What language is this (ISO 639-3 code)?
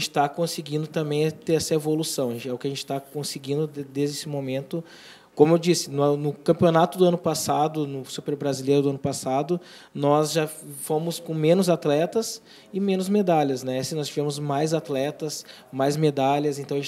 por